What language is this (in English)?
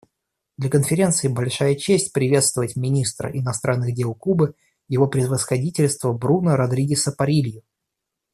Russian